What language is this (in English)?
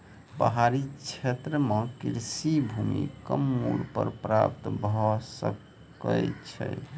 Maithili